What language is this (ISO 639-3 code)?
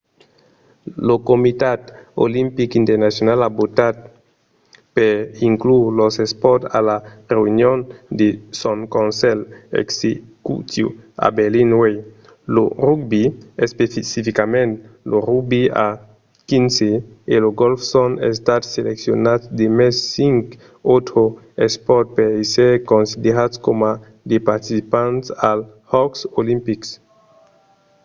oci